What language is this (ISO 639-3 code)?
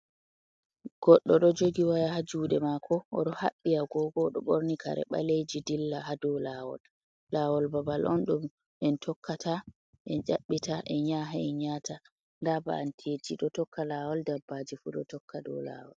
ful